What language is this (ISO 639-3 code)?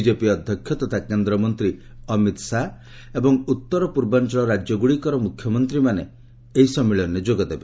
ori